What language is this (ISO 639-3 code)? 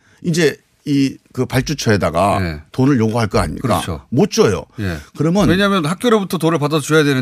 kor